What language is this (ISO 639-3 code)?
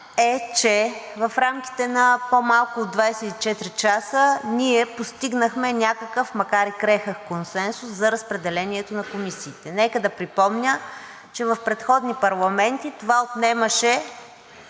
bul